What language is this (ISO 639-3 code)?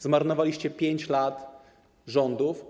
pol